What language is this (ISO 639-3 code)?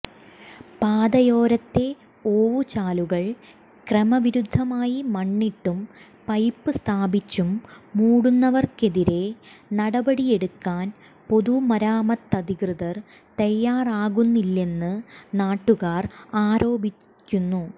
mal